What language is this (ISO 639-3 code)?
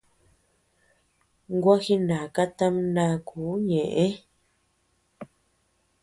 cux